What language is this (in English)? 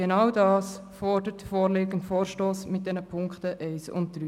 Swiss German